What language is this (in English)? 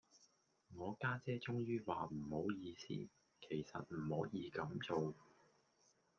Cantonese